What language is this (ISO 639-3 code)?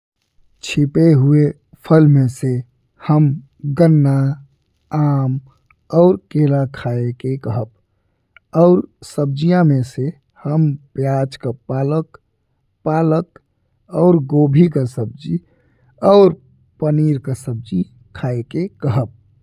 bho